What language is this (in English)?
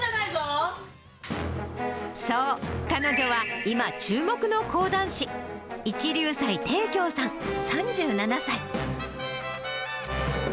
Japanese